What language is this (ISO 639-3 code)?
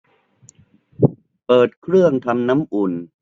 tha